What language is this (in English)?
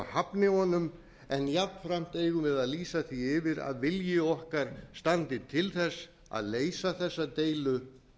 Icelandic